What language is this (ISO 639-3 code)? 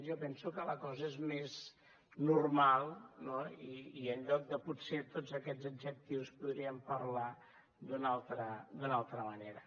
cat